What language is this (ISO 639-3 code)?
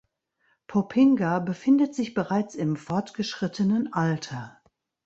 deu